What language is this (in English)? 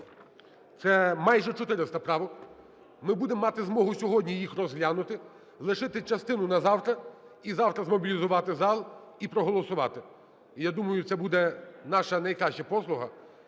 Ukrainian